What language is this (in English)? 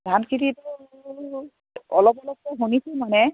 Assamese